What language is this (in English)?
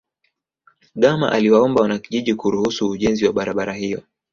Swahili